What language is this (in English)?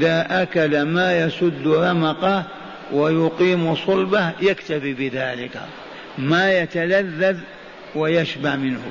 Arabic